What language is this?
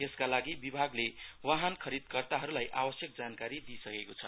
Nepali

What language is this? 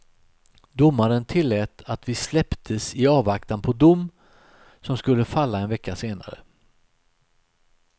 Swedish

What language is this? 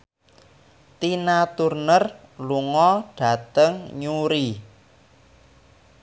Javanese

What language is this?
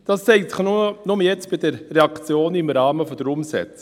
Swiss German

